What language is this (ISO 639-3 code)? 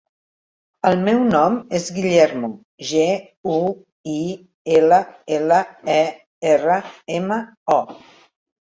cat